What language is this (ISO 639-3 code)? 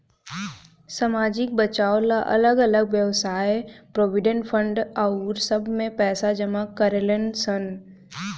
bho